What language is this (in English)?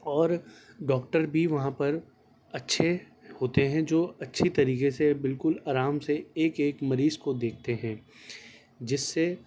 Urdu